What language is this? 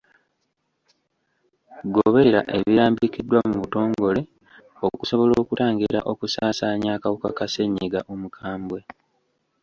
Ganda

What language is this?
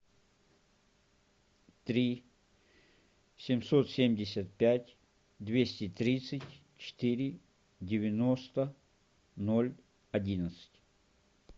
Russian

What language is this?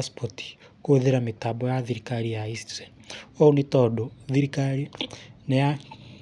Kikuyu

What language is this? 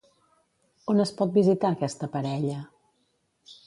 Catalan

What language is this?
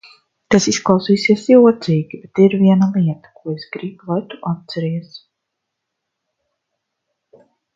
Latvian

